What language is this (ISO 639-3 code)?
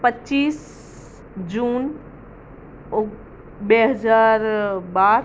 guj